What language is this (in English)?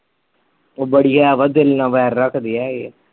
Punjabi